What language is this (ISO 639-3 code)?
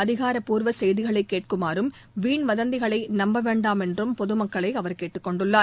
tam